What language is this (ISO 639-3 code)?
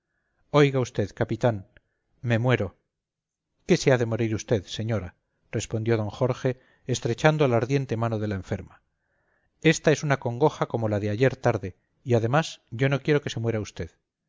spa